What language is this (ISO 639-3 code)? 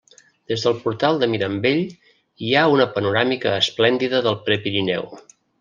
cat